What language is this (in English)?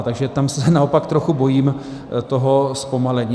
Czech